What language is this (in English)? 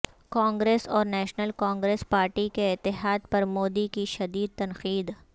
Urdu